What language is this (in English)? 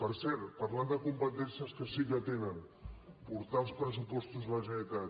Catalan